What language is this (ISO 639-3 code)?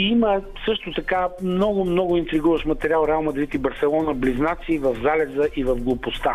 bul